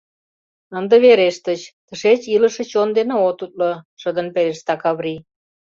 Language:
Mari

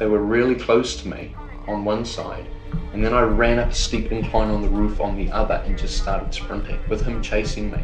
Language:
English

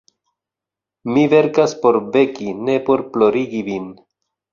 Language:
Esperanto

